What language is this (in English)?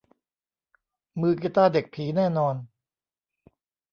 Thai